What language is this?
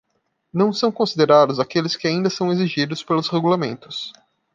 Portuguese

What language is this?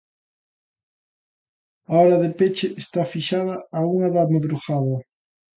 Galician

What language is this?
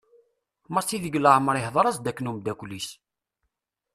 Kabyle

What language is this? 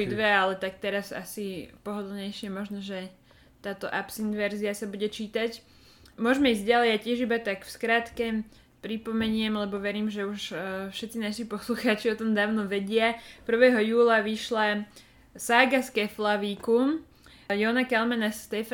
Slovak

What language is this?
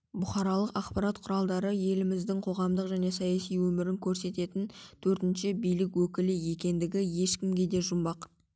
Kazakh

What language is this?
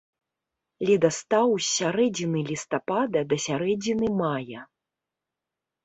Belarusian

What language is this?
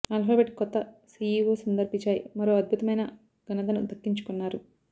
Telugu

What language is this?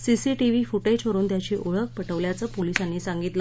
Marathi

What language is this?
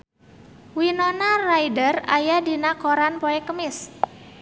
Sundanese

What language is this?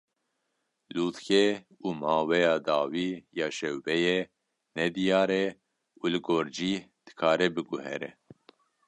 Kurdish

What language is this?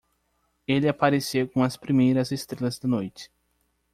Portuguese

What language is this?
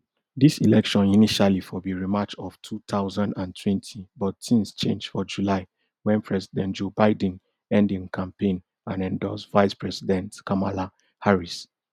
Nigerian Pidgin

